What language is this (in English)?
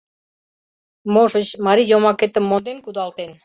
Mari